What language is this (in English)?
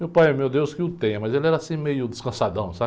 Portuguese